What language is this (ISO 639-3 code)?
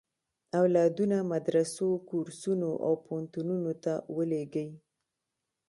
pus